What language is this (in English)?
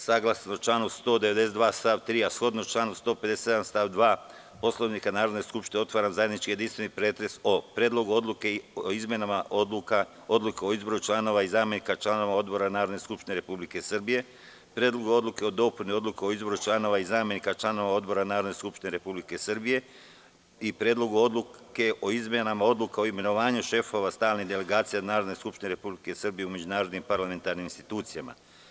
Serbian